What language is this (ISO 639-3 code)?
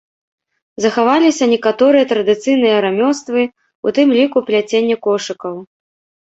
bel